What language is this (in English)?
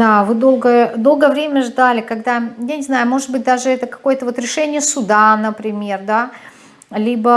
Russian